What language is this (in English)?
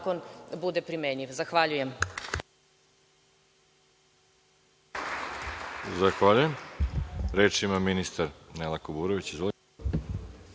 Serbian